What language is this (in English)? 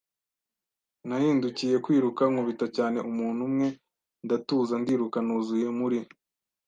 Kinyarwanda